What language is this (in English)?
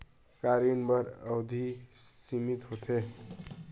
Chhattisgarhi